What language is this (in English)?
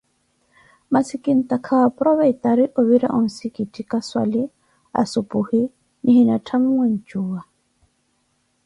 Koti